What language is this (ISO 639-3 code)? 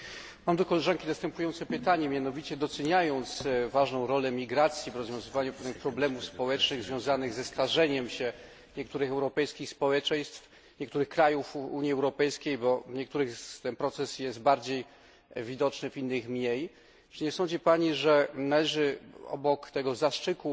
pol